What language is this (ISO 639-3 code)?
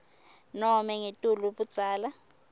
ssw